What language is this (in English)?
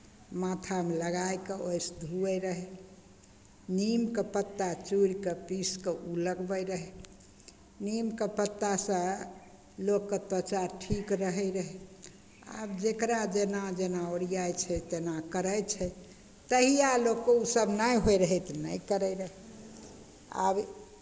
Maithili